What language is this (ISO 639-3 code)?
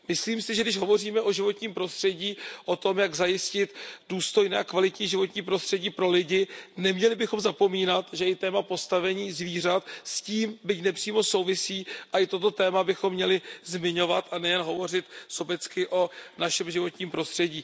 ces